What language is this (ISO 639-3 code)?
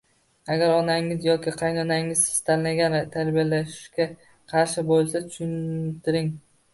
uzb